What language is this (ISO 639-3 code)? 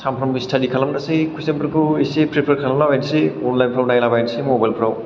brx